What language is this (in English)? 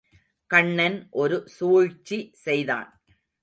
Tamil